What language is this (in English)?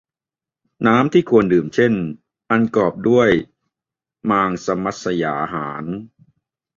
Thai